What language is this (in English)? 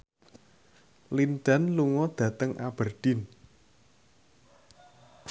Javanese